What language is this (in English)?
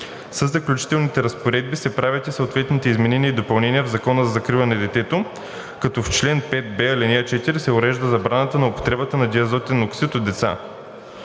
Bulgarian